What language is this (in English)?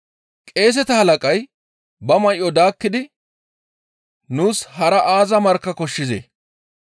Gamo